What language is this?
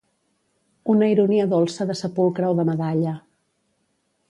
Catalan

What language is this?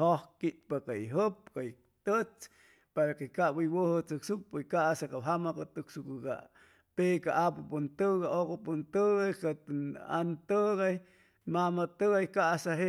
Chimalapa Zoque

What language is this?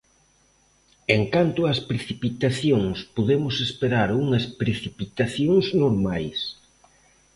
Galician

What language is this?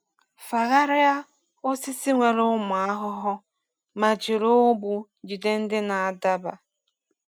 Igbo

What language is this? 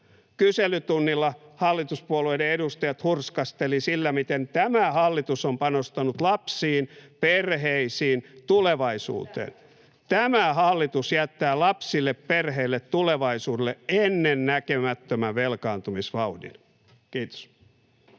Finnish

